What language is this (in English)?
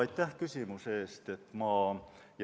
Estonian